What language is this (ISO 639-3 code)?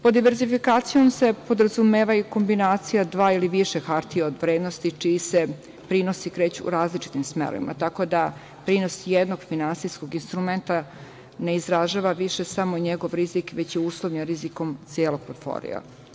srp